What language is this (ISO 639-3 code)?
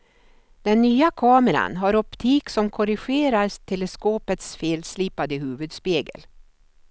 swe